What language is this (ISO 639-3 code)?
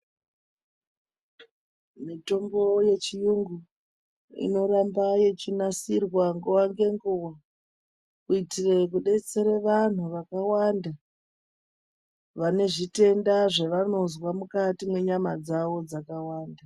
ndc